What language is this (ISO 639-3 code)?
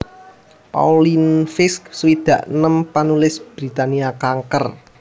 jav